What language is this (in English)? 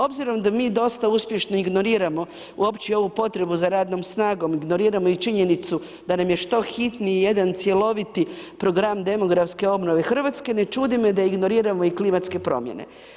Croatian